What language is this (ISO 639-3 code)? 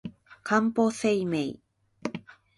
jpn